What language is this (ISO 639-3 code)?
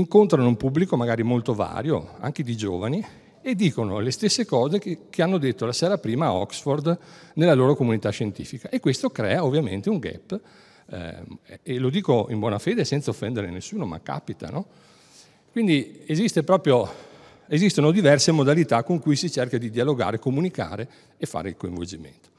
ita